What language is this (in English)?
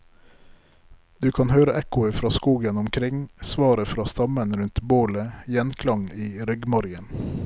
Norwegian